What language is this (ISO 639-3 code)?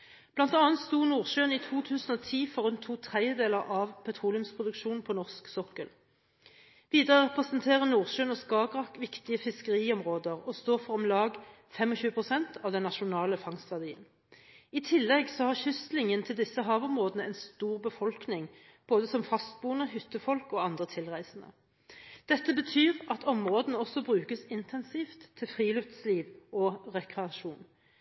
nob